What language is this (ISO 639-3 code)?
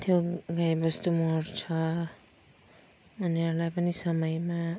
nep